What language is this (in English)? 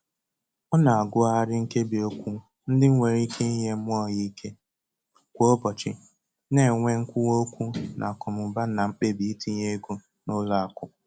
Igbo